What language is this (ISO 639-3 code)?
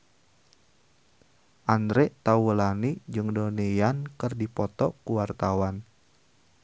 sun